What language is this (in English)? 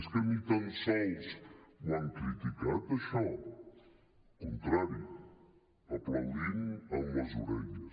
Catalan